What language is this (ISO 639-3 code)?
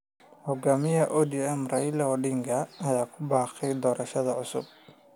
som